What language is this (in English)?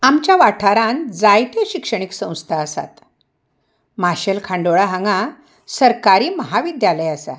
Konkani